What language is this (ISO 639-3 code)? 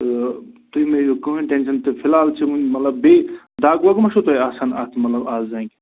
kas